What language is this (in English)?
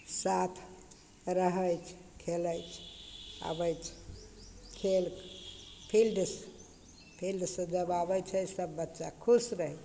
Maithili